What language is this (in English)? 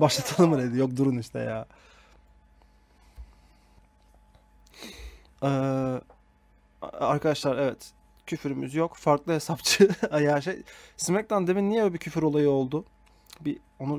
Turkish